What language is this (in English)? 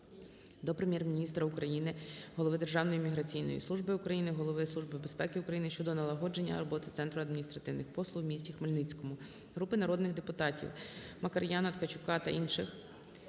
Ukrainian